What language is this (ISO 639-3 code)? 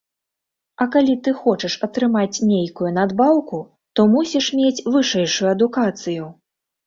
bel